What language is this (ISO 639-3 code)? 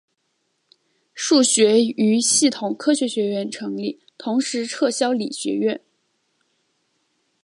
zho